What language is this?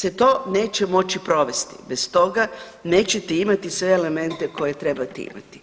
Croatian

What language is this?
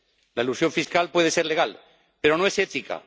Spanish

